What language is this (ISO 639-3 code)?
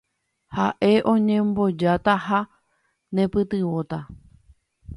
grn